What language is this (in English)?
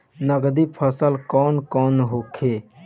Bhojpuri